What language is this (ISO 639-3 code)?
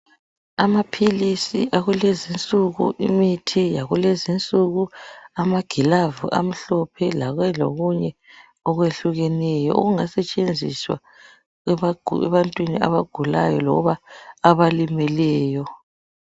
nde